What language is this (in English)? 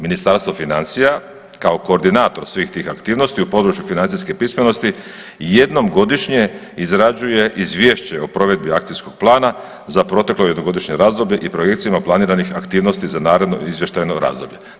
Croatian